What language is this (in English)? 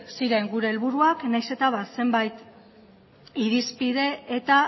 Basque